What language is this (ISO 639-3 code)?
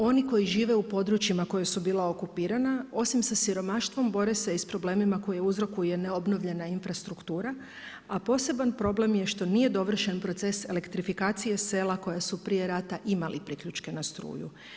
hrv